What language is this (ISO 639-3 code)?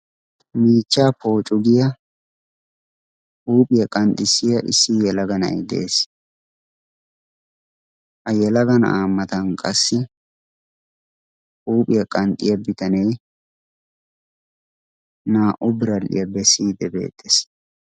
wal